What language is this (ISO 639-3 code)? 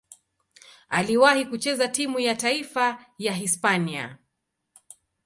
swa